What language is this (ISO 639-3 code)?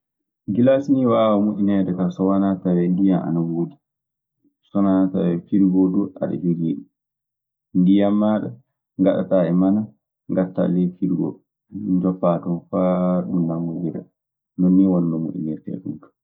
ffm